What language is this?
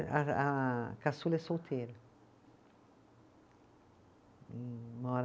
Portuguese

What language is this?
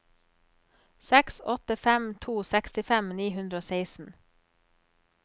Norwegian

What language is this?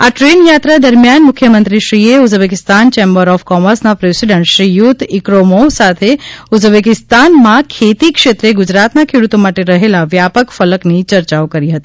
Gujarati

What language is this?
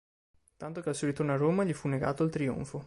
Italian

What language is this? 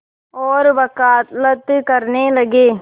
Hindi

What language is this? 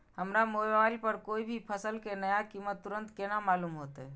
Maithili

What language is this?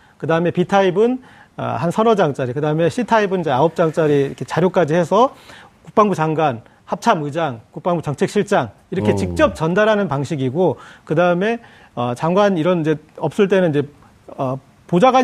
Korean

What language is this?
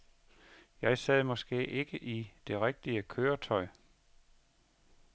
Danish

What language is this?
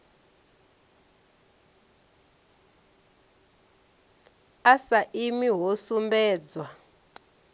Venda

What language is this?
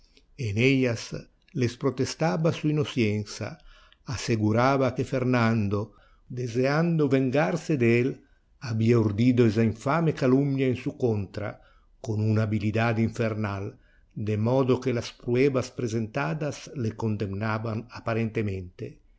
Spanish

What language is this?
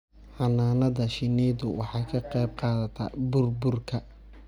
Somali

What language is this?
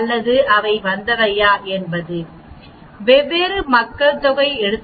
Tamil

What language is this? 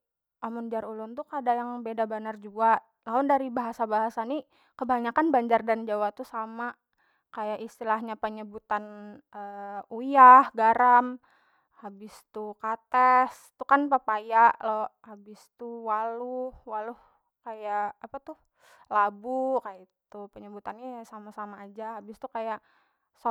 Banjar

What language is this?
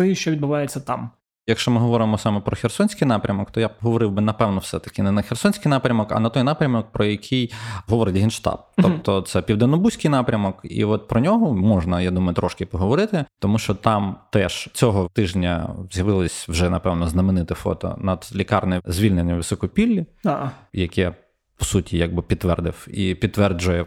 Ukrainian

